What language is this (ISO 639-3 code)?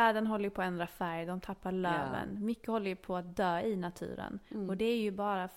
swe